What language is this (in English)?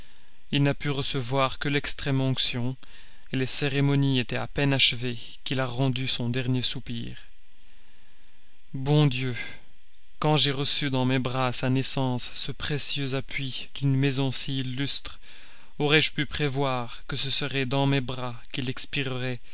French